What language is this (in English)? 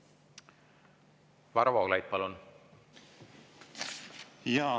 Estonian